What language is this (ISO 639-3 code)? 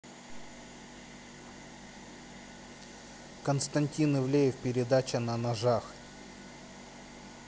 rus